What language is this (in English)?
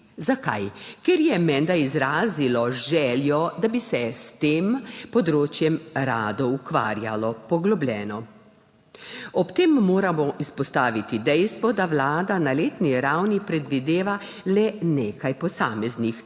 Slovenian